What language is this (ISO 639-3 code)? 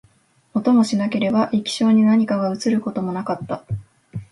jpn